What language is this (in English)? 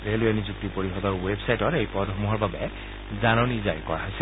Assamese